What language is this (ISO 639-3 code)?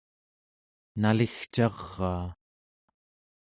esu